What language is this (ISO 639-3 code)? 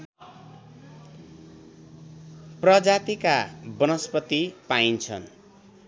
nep